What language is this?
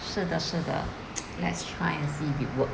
English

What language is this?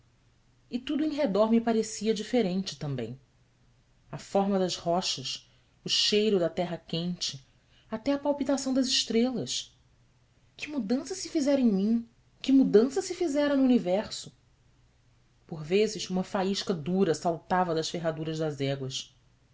Portuguese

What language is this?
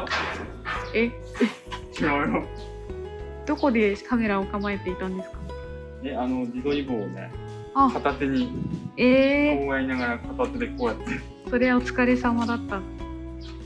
Japanese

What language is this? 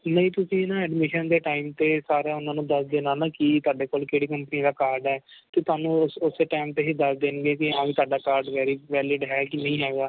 Punjabi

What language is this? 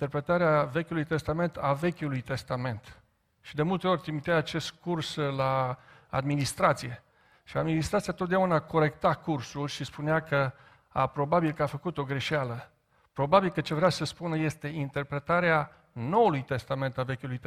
Romanian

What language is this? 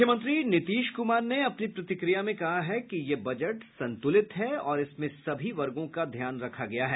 Hindi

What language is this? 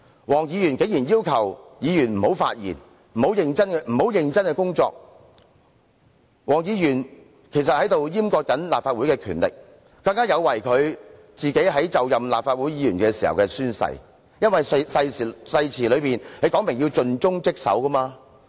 Cantonese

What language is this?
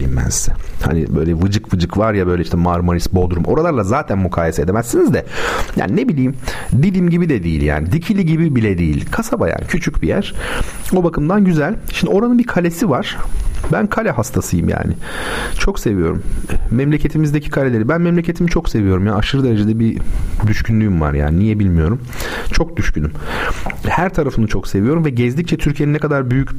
Turkish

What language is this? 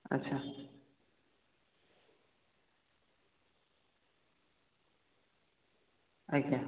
Odia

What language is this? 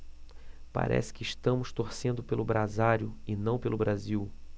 Portuguese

